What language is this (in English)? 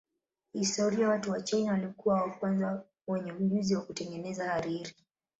Swahili